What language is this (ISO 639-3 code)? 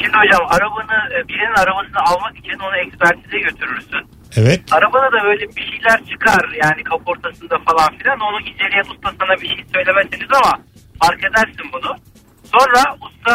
tur